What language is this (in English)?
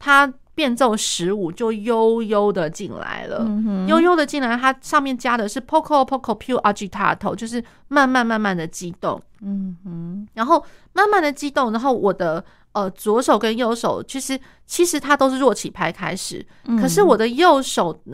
Chinese